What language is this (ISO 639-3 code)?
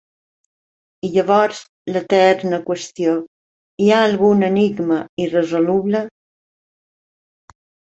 cat